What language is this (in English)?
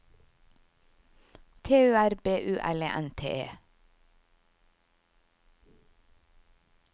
Norwegian